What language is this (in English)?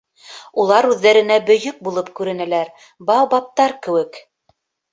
Bashkir